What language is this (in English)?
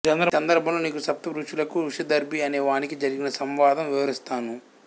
Telugu